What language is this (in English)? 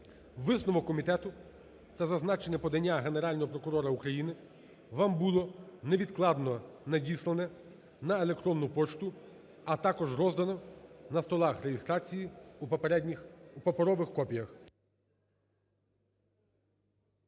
Ukrainian